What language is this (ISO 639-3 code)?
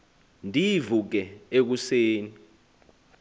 xho